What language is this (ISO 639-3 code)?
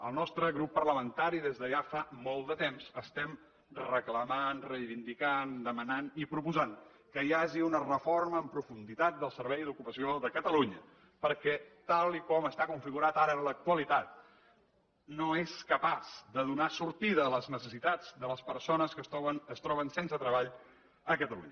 cat